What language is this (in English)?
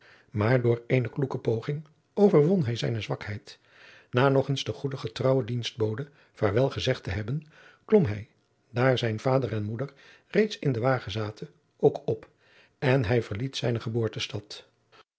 Dutch